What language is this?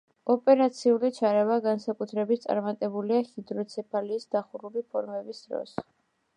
Georgian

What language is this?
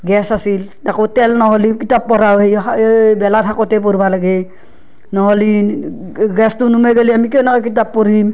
Assamese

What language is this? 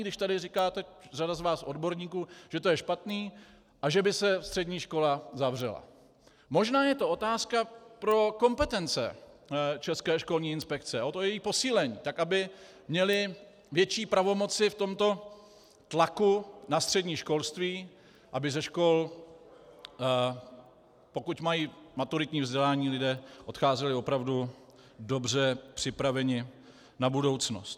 Czech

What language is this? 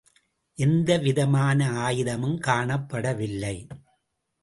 Tamil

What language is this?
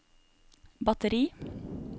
Norwegian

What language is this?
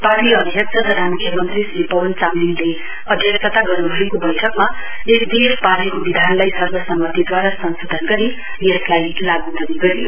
Nepali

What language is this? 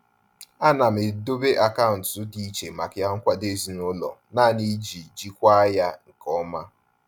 Igbo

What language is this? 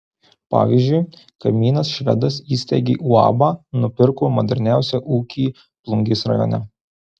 Lithuanian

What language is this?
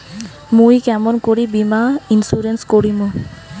Bangla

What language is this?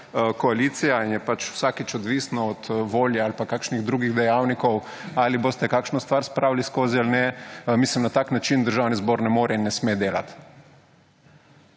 Slovenian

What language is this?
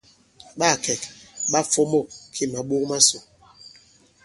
Bankon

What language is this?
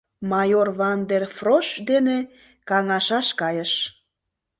Mari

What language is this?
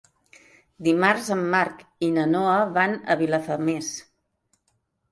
Catalan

